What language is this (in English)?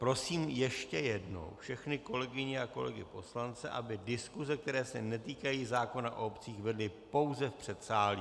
Czech